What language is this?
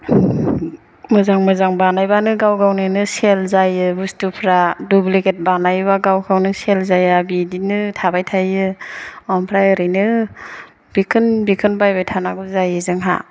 Bodo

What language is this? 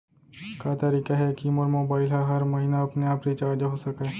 Chhattisgarhi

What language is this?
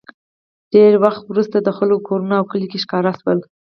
Pashto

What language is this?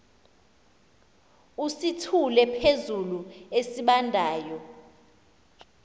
Xhosa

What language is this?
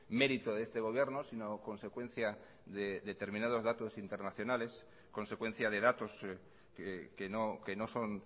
Spanish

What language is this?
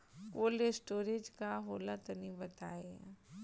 Bhojpuri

